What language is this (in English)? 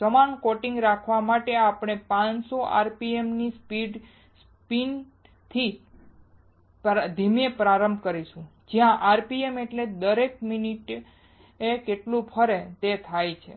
Gujarati